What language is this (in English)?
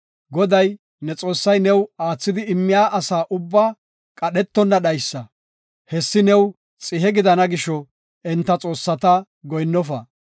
Gofa